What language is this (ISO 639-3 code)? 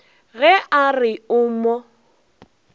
nso